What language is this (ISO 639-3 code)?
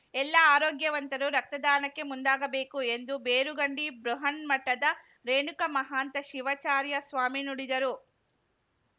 kan